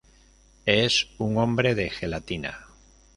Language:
Spanish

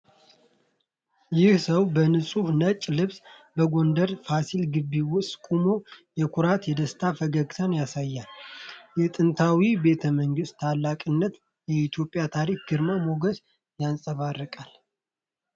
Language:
Amharic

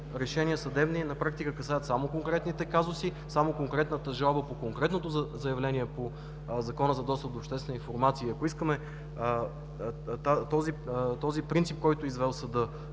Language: Bulgarian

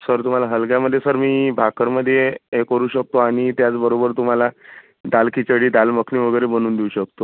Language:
Marathi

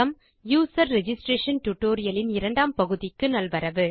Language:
Tamil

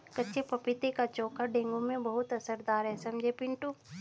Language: Hindi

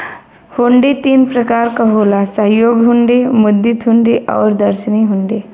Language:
Bhojpuri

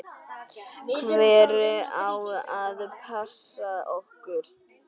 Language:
Icelandic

